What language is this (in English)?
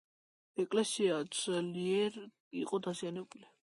Georgian